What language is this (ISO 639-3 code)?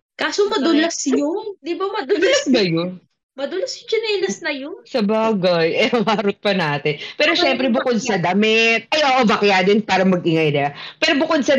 fil